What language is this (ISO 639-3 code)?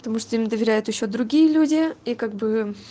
rus